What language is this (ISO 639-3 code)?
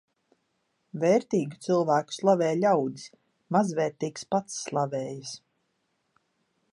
lav